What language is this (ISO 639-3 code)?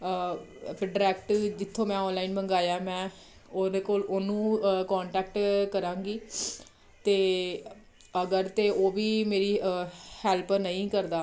pan